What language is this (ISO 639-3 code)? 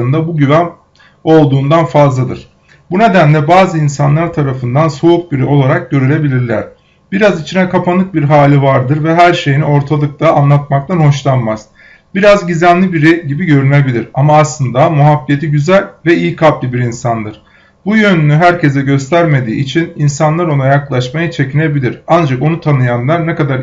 tur